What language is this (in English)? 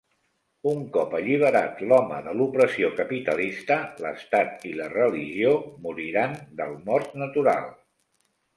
Catalan